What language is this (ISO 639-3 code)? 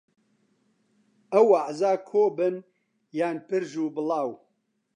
ckb